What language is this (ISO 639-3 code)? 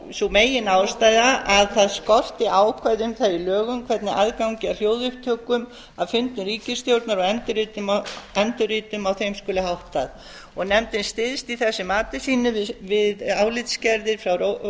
isl